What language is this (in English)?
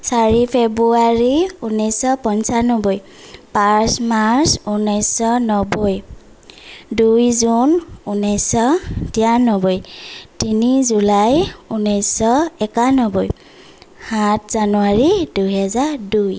Assamese